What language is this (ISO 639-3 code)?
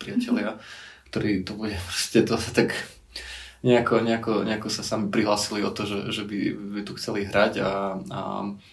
slk